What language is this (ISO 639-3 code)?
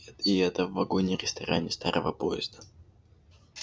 rus